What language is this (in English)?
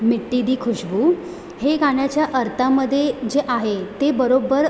Marathi